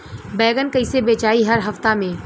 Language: Bhojpuri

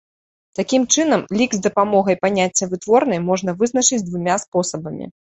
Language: Belarusian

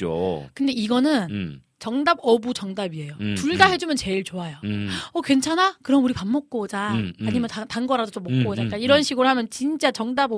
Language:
Korean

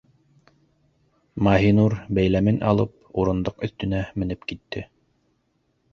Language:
Bashkir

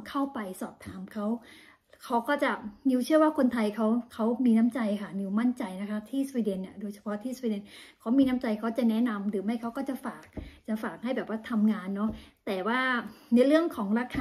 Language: Thai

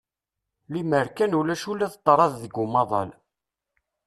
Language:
Kabyle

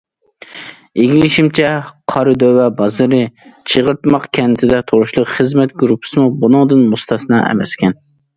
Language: Uyghur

